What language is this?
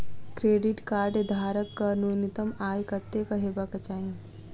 Maithili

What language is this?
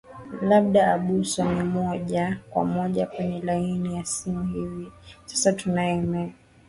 Swahili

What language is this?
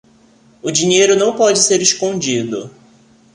Portuguese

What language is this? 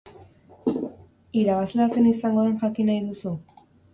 Basque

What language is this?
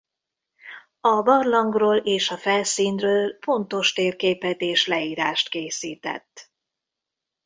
Hungarian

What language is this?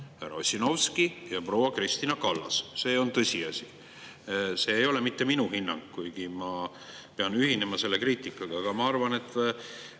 Estonian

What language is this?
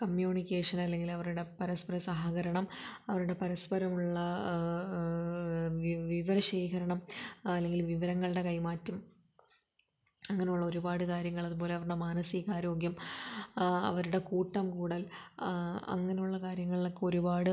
Malayalam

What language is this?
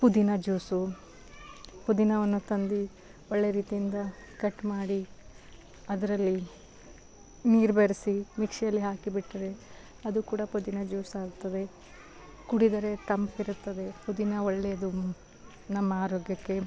Kannada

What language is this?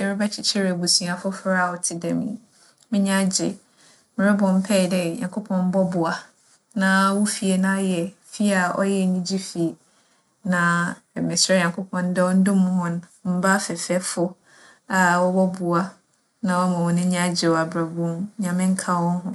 Akan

